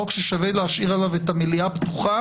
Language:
Hebrew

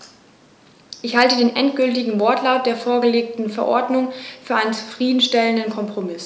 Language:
German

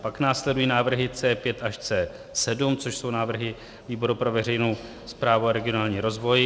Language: Czech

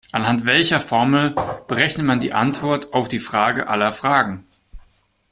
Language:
German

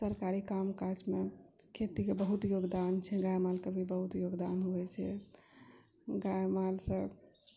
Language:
Maithili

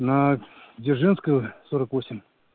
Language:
Russian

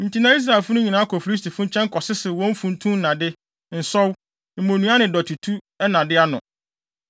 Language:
Akan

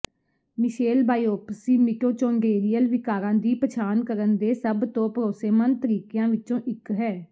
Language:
Punjabi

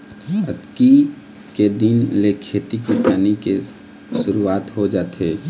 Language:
Chhattisgarhi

